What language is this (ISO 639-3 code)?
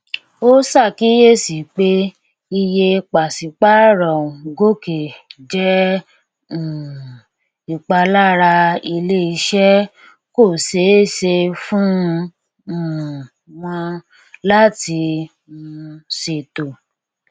yor